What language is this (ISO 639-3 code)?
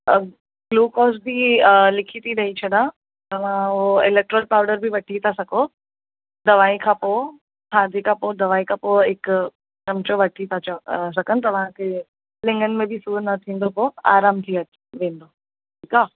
snd